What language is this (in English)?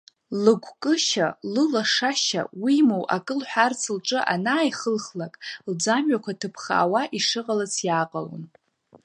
Abkhazian